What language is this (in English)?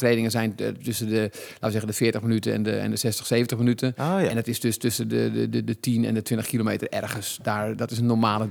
Dutch